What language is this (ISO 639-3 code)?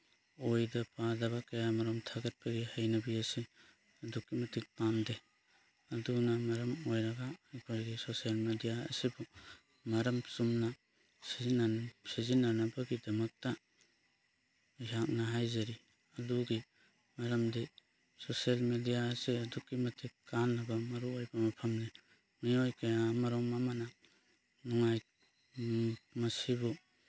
mni